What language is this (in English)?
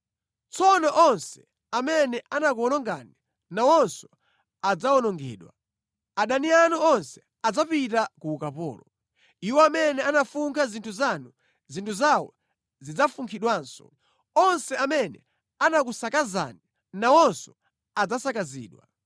Nyanja